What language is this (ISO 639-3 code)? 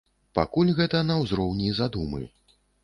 bel